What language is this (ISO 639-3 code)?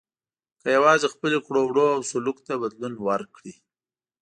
pus